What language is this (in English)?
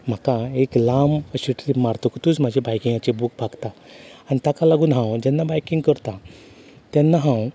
Konkani